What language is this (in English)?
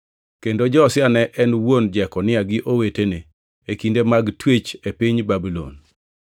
Luo (Kenya and Tanzania)